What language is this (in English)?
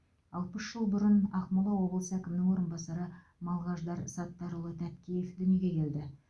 Kazakh